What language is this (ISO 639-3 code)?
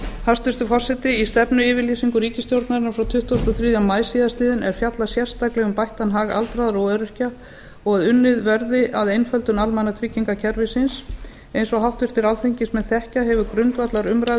isl